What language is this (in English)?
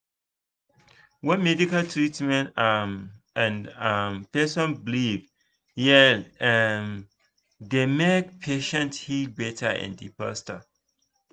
Nigerian Pidgin